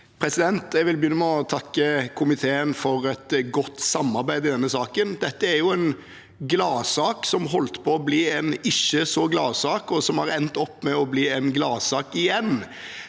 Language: Norwegian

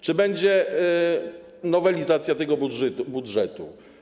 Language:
Polish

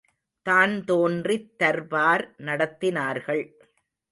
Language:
Tamil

